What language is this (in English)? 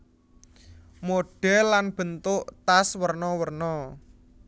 Javanese